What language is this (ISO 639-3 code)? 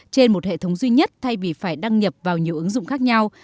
vie